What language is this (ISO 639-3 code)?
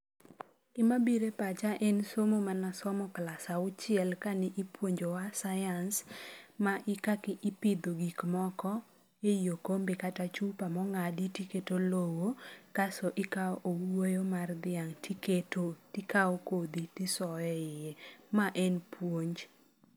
luo